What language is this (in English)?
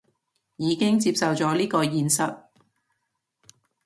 Cantonese